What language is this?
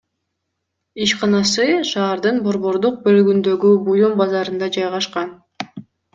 Kyrgyz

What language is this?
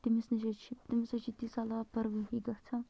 Kashmiri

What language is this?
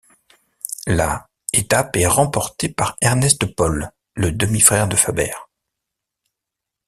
French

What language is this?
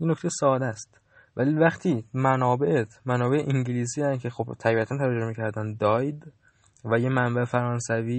Persian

